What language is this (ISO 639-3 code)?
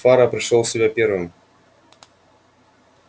rus